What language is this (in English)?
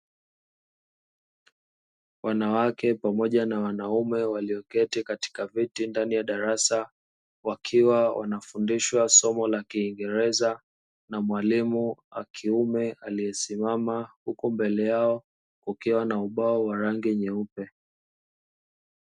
Swahili